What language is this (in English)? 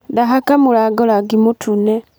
Kikuyu